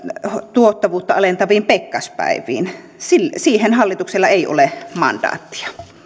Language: Finnish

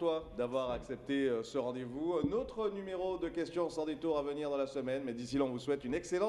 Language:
French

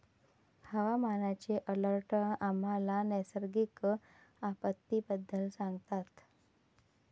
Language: Marathi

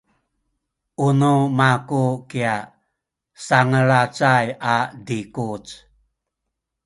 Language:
Sakizaya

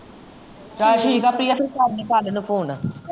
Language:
Punjabi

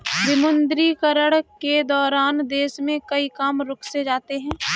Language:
Hindi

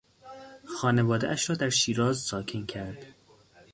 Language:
Persian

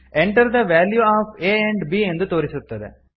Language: Kannada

